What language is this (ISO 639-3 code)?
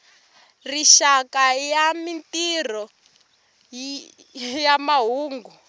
tso